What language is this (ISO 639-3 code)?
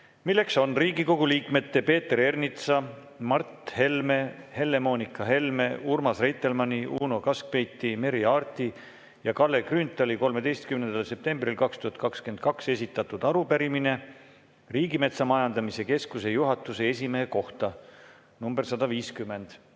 est